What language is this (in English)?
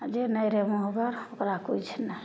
Maithili